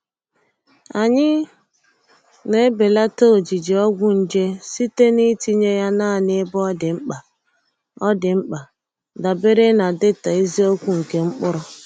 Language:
Igbo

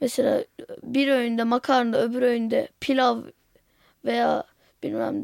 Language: Turkish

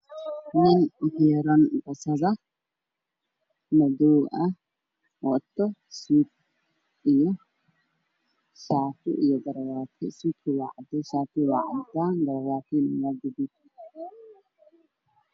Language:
Somali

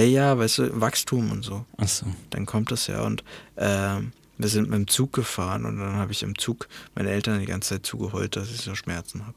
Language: German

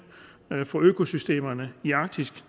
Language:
Danish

